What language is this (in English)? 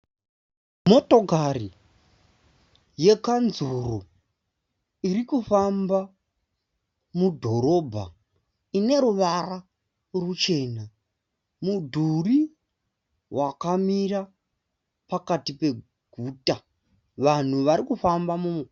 Shona